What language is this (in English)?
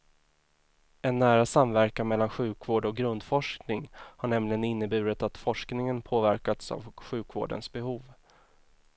Swedish